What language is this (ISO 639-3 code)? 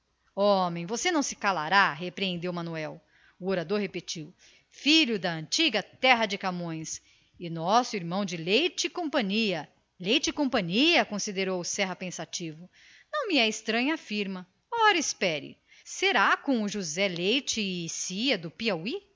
por